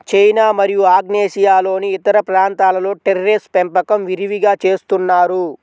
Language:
Telugu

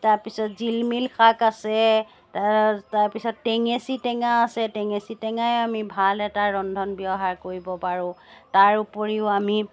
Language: Assamese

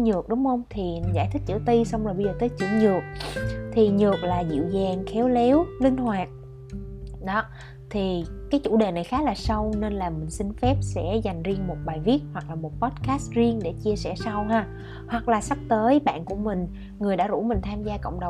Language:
Vietnamese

